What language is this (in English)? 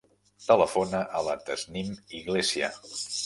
Catalan